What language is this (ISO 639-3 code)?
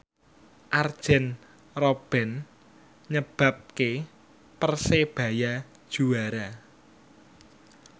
jav